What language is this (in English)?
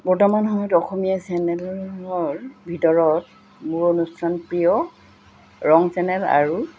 Assamese